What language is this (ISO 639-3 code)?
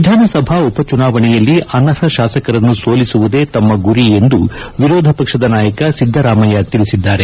kan